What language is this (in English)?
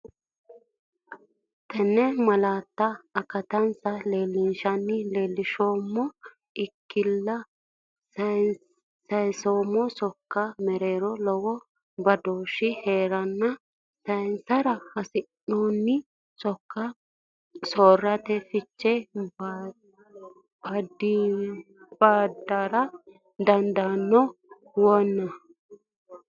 Sidamo